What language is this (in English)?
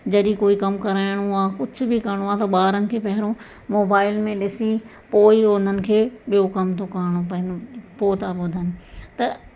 Sindhi